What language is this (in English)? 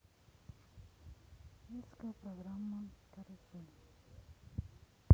Russian